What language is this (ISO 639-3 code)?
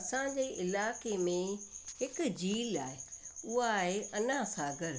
snd